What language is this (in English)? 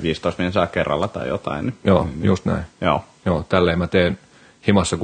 Finnish